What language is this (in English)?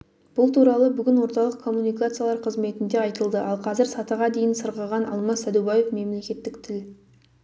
Kazakh